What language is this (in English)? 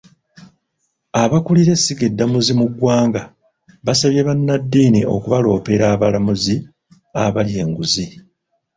Ganda